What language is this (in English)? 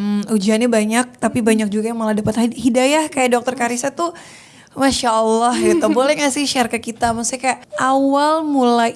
Indonesian